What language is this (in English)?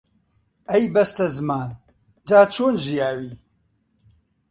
Central Kurdish